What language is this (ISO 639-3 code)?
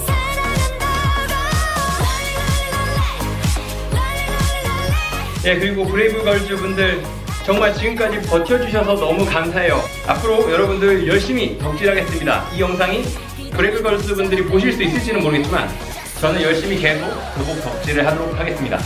kor